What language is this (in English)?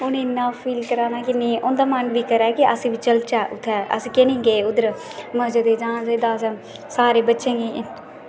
Dogri